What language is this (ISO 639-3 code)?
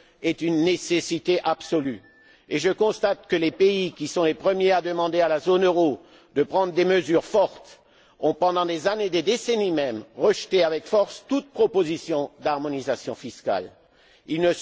fra